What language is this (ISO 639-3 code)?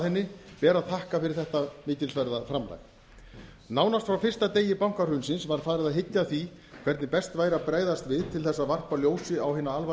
isl